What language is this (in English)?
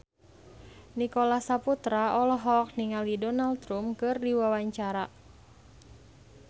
Sundanese